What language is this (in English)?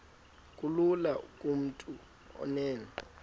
Xhosa